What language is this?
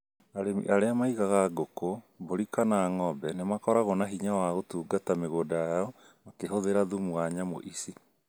Kikuyu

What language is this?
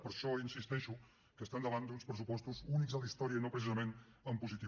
Catalan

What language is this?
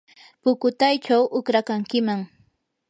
Yanahuanca Pasco Quechua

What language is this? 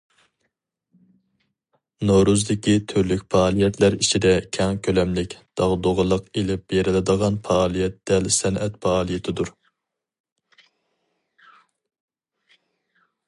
Uyghur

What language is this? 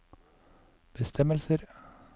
Norwegian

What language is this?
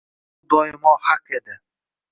Uzbek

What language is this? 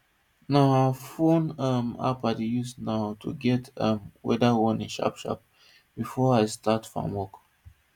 Nigerian Pidgin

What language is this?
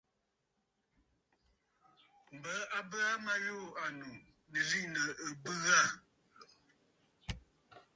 Bafut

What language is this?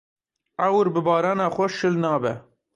Kurdish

